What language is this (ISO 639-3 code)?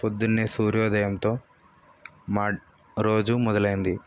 tel